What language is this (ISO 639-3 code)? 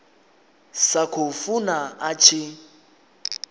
ven